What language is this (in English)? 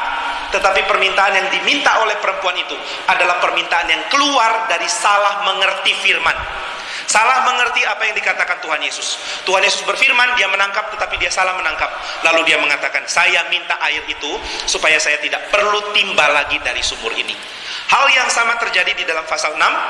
Indonesian